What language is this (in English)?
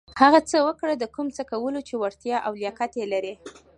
Pashto